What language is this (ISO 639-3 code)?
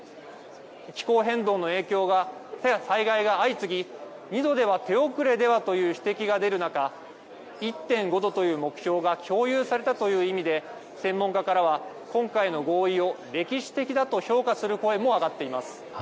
jpn